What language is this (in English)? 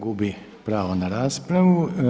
Croatian